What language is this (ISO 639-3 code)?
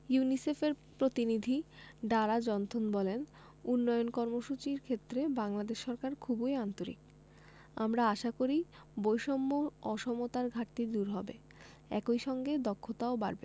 ben